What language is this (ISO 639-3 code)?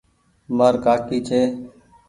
gig